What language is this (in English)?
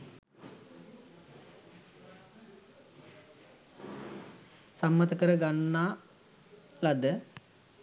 Sinhala